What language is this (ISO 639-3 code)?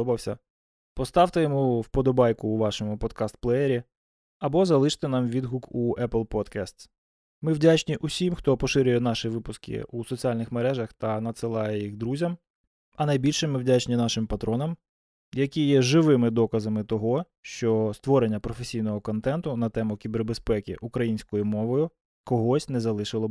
ukr